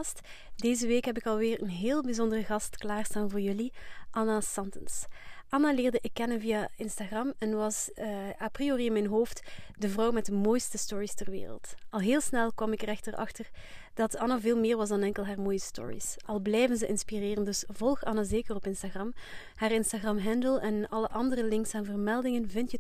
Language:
Dutch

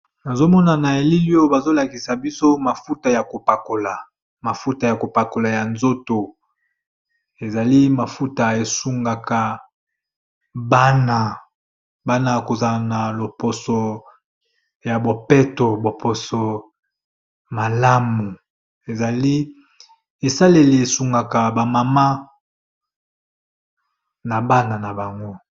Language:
Lingala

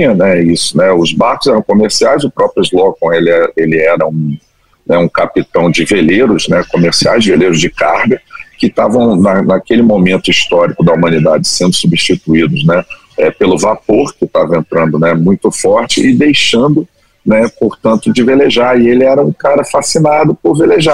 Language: Portuguese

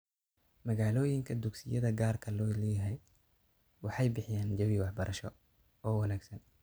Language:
Somali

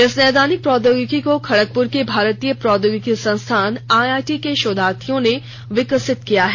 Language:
Hindi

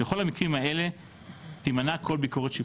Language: Hebrew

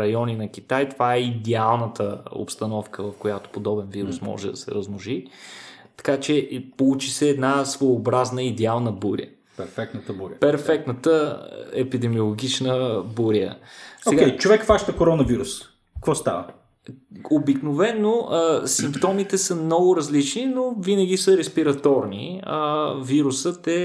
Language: Bulgarian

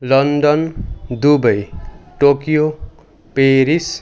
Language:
Assamese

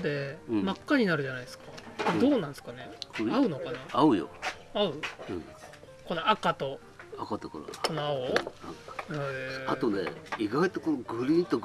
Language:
Japanese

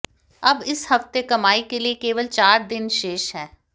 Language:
Hindi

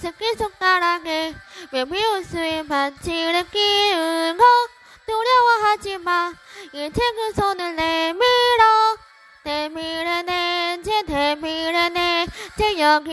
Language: Korean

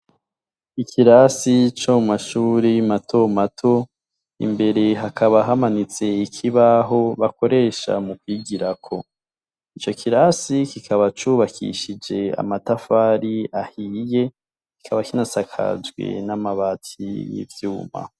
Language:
Rundi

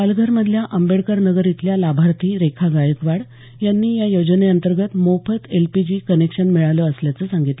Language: Marathi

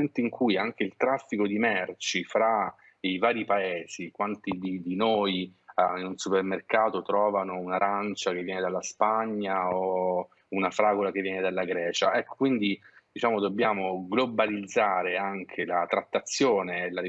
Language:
Italian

